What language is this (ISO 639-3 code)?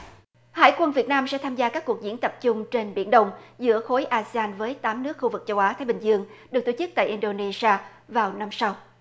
vie